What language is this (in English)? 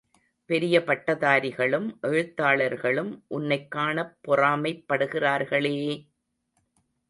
Tamil